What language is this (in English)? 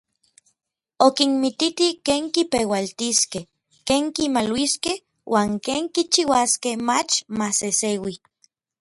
Orizaba Nahuatl